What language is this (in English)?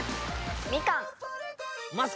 Japanese